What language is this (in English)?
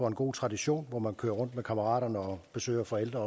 Danish